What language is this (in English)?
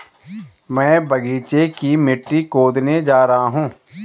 Hindi